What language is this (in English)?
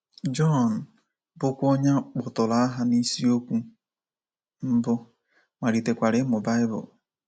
Igbo